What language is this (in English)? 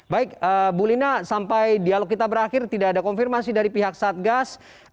Indonesian